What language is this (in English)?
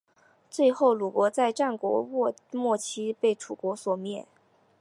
Chinese